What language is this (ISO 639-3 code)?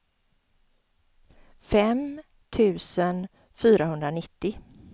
swe